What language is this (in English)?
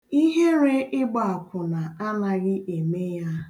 Igbo